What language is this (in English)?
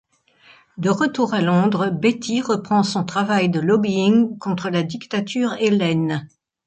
French